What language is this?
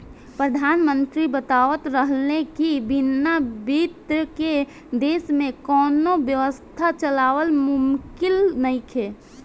Bhojpuri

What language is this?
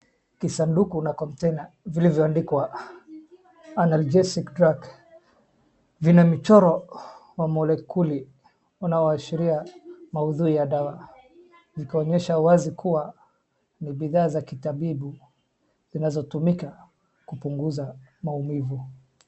Swahili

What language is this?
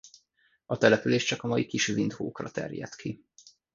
Hungarian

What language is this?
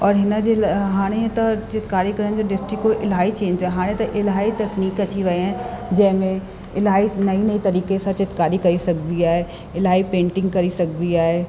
Sindhi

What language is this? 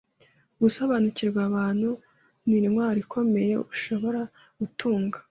Kinyarwanda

